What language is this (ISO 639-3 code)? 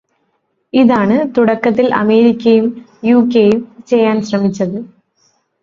mal